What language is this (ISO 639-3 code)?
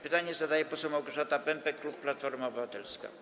pol